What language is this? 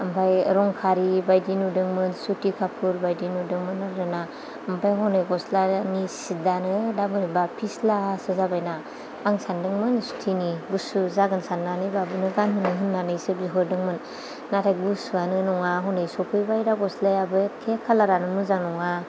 Bodo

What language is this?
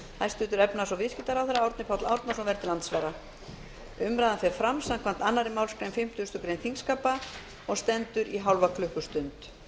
Icelandic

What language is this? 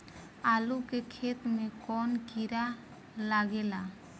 Bhojpuri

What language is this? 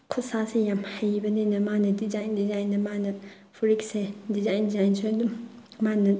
Manipuri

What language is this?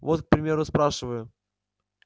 Russian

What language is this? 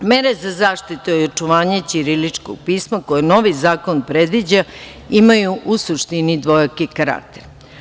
Serbian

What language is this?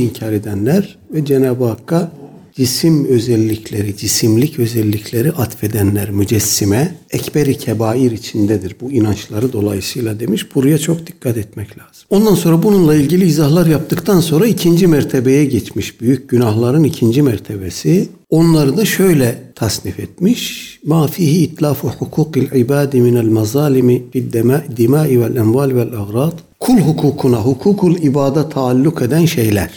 Turkish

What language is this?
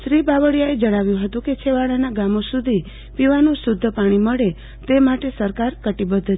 Gujarati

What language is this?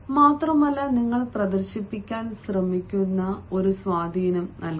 Malayalam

